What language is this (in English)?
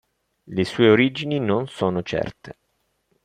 Italian